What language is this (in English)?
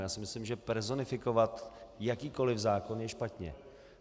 Czech